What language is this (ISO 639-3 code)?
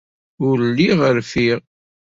kab